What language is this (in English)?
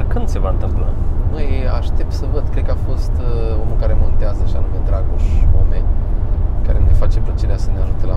Romanian